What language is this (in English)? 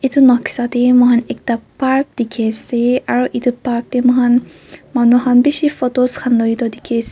Naga Pidgin